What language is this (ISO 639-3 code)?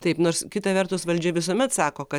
lit